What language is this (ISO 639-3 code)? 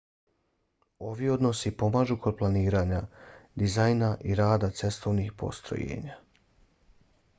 bos